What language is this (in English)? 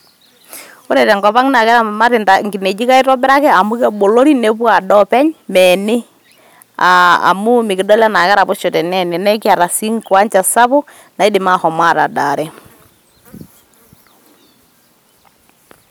Masai